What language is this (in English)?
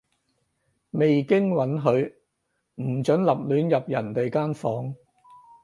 Cantonese